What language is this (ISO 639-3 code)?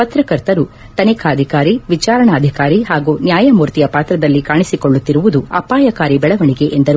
kan